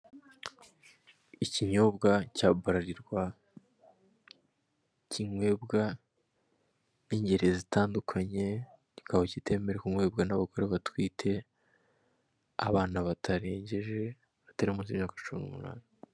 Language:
Kinyarwanda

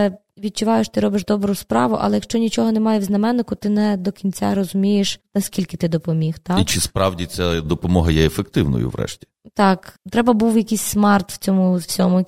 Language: Ukrainian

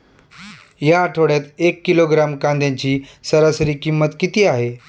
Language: Marathi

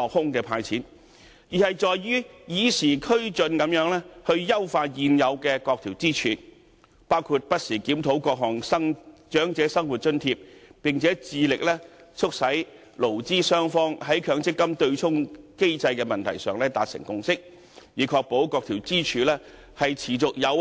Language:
Cantonese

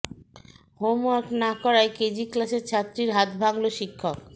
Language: Bangla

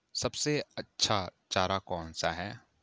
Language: Hindi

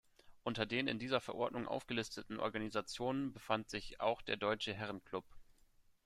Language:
German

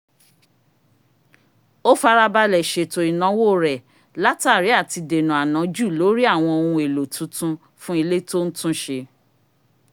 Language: Yoruba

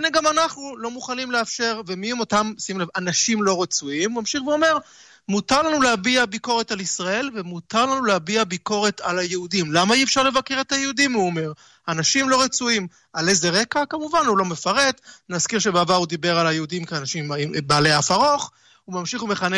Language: Hebrew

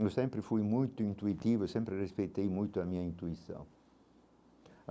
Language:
Portuguese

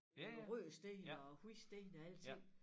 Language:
Danish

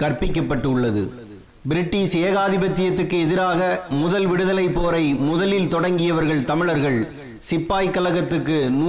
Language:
Tamil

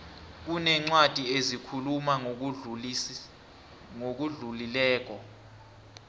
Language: South Ndebele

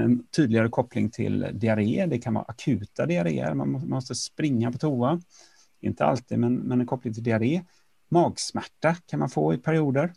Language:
Swedish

